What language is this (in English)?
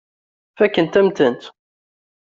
Kabyle